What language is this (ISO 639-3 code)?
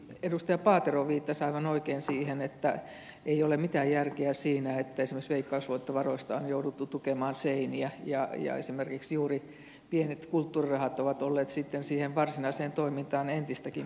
fin